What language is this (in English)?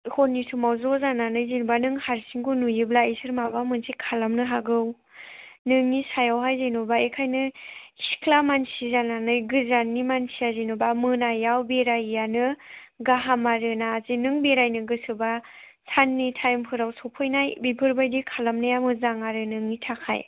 Bodo